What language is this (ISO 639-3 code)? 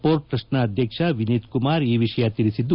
kan